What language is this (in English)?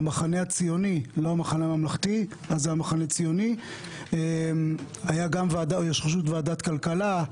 Hebrew